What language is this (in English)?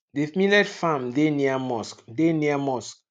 Nigerian Pidgin